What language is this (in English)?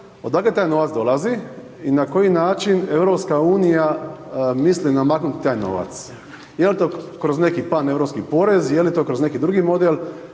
Croatian